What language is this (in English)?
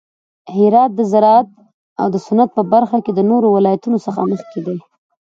Pashto